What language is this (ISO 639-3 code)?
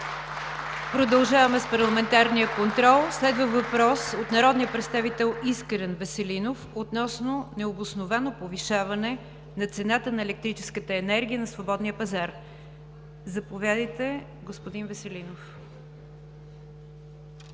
bul